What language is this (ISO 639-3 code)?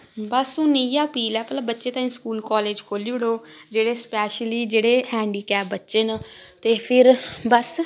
doi